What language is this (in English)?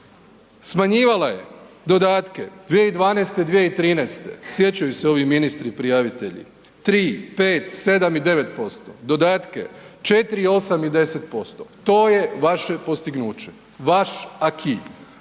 Croatian